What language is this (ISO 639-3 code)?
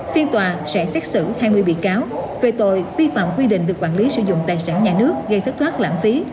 vie